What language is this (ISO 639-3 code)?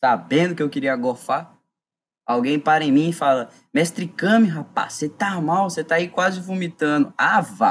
por